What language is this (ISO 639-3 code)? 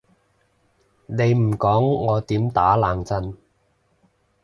yue